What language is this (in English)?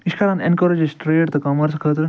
Kashmiri